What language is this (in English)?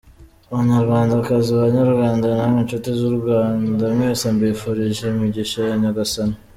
Kinyarwanda